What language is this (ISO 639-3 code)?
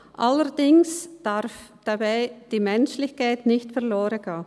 gsw